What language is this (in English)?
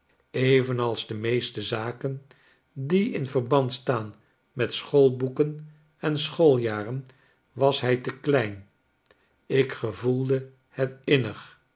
Dutch